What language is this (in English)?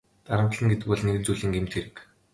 Mongolian